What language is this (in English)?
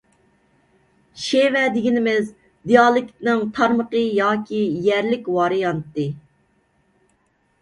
Uyghur